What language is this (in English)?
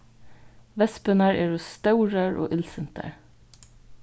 Faroese